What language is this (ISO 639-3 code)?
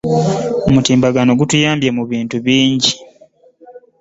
lug